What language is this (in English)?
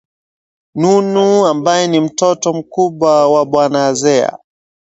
Swahili